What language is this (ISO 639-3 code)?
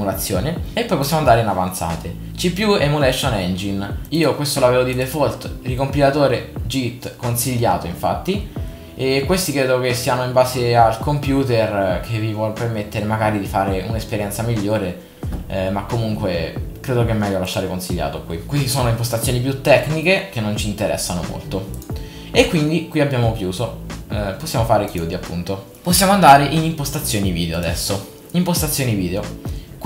ita